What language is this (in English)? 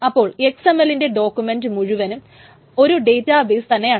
Malayalam